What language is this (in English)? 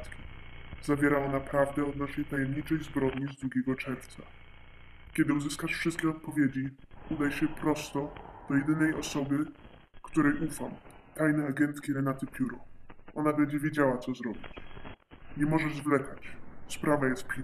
Polish